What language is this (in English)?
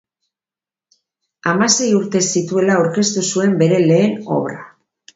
Basque